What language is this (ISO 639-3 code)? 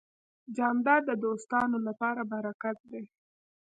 pus